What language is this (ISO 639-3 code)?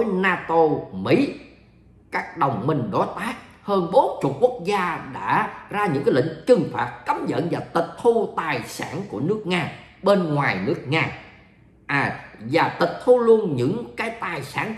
vie